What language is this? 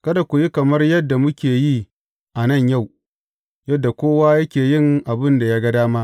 Hausa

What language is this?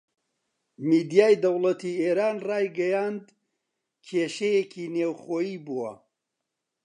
Central Kurdish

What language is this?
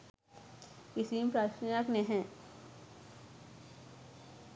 Sinhala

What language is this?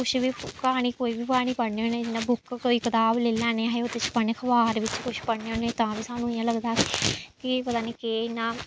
Dogri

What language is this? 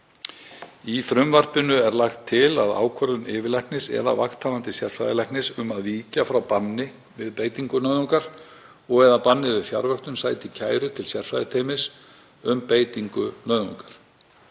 Icelandic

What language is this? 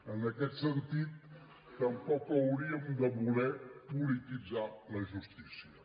Catalan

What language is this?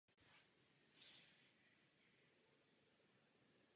Czech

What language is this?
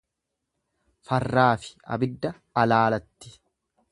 Oromo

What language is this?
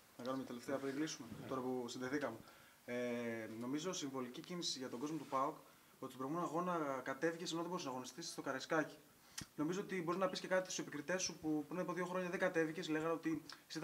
Greek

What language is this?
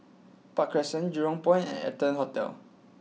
English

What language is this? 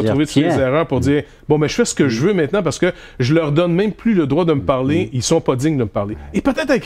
French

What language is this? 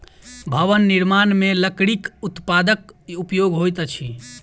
Maithili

